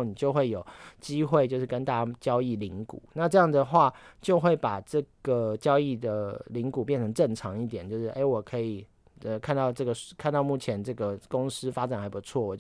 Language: Chinese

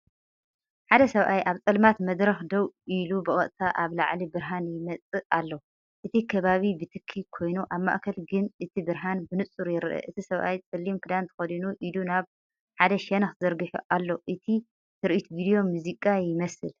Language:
Tigrinya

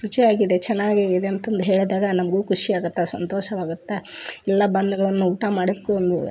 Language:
Kannada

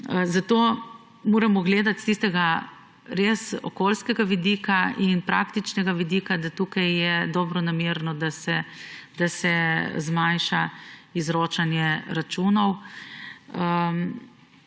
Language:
Slovenian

